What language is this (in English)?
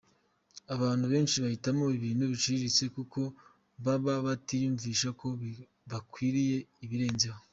Kinyarwanda